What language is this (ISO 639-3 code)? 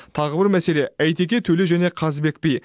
kaz